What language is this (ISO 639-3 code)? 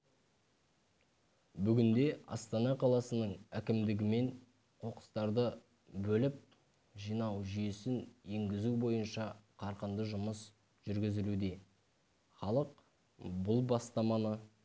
kaz